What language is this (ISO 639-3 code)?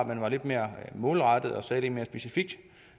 dan